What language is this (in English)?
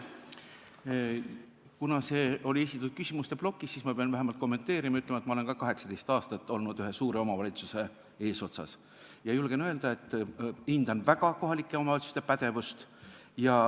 Estonian